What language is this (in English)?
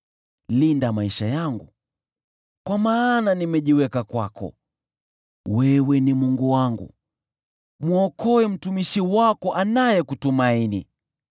Swahili